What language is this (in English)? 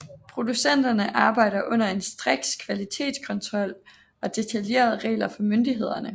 Danish